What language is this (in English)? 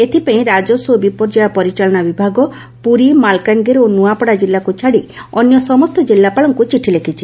Odia